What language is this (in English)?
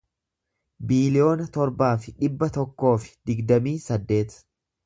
Oromo